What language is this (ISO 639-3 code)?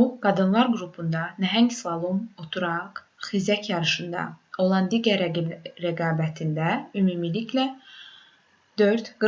aze